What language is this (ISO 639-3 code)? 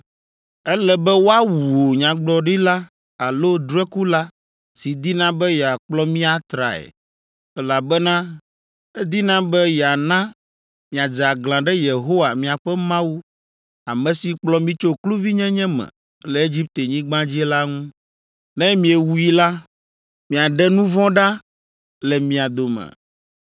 ewe